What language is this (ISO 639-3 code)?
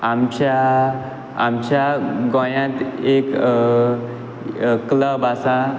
kok